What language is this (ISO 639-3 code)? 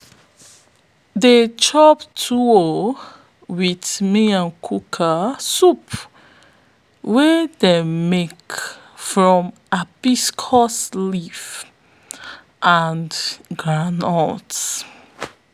pcm